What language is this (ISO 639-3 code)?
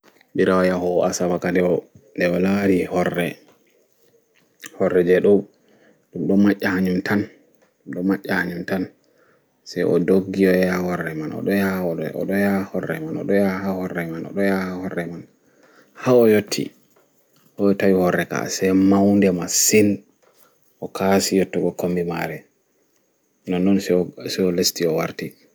ful